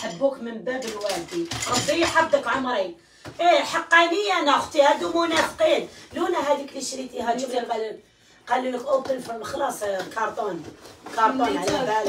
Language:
Arabic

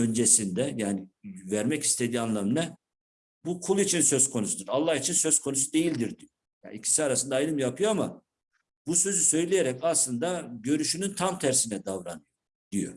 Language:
Turkish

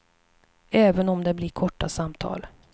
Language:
Swedish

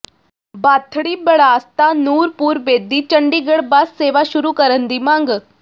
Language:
Punjabi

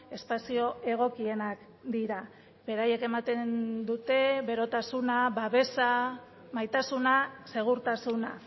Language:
Basque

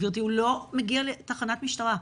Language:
Hebrew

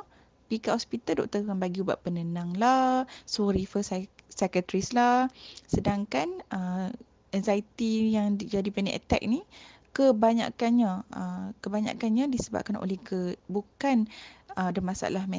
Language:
Malay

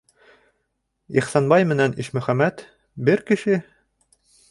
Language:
Bashkir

